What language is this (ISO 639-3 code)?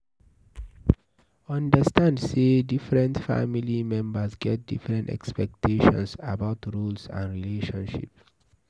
pcm